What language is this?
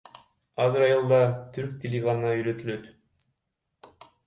Kyrgyz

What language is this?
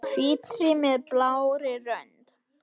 Icelandic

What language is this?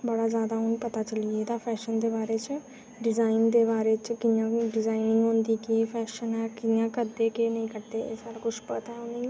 Dogri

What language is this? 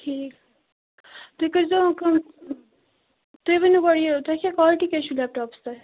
Kashmiri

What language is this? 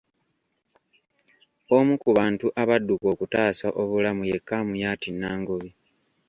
Ganda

